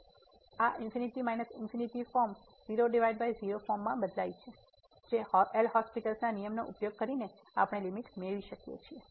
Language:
Gujarati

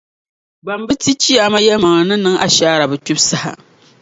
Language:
Dagbani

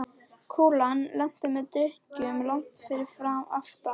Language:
Icelandic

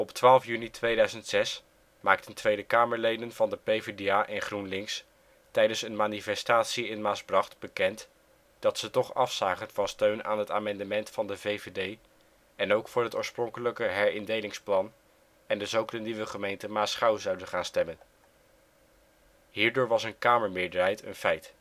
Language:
Dutch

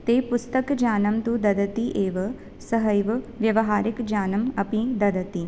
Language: Sanskrit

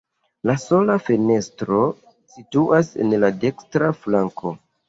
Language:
Esperanto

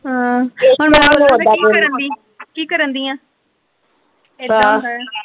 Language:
Punjabi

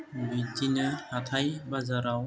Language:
Bodo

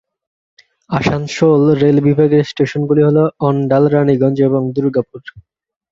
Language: Bangla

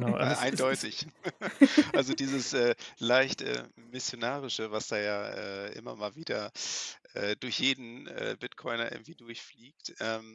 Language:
German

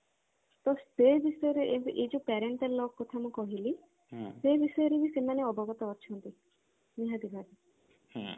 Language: Odia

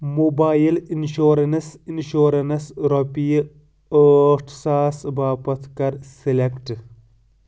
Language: Kashmiri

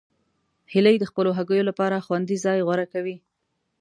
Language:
Pashto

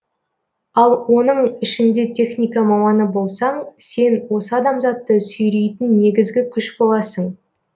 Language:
Kazakh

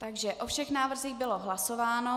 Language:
Czech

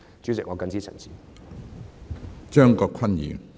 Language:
Cantonese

